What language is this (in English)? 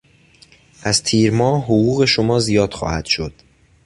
Persian